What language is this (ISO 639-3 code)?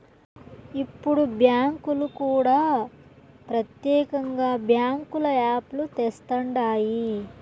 tel